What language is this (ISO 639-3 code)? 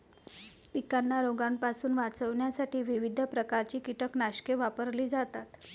mar